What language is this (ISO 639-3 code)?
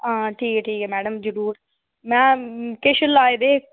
doi